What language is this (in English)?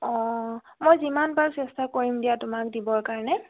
Assamese